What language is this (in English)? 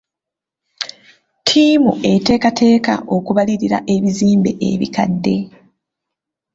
Ganda